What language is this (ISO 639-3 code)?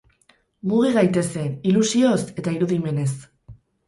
eus